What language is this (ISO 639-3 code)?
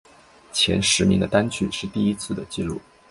zho